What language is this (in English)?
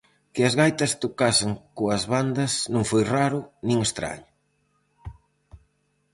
Galician